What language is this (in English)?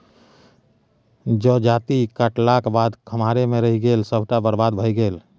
Maithili